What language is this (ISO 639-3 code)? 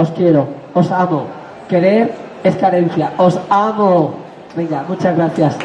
spa